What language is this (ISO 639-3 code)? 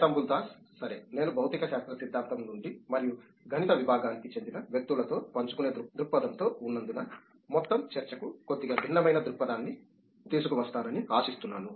tel